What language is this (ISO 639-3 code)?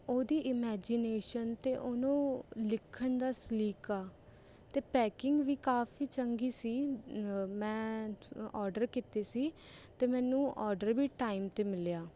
pan